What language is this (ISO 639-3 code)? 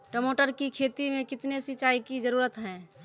mai